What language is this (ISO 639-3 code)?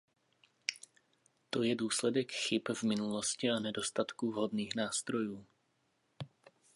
ces